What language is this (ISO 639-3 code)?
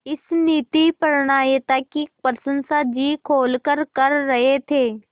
hin